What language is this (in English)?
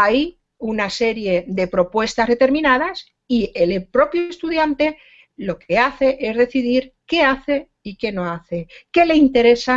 Spanish